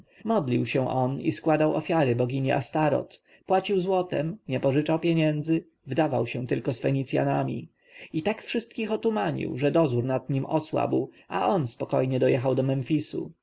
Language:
Polish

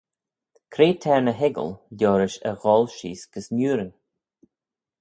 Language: Manx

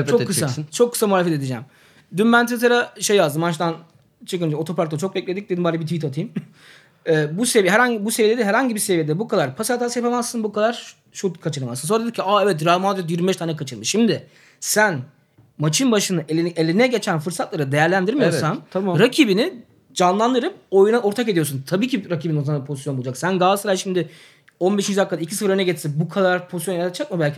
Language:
Turkish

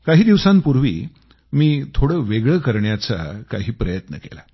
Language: Marathi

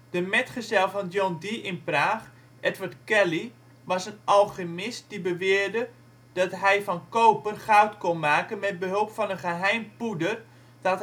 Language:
Dutch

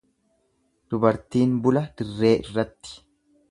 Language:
Oromo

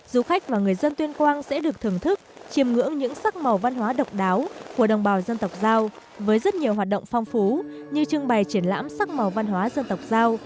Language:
Vietnamese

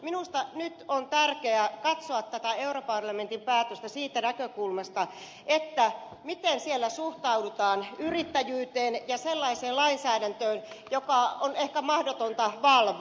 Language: Finnish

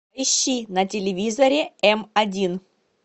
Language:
Russian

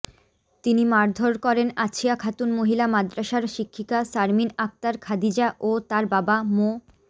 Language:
Bangla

